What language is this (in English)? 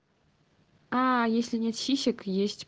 Russian